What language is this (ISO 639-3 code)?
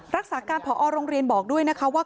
tha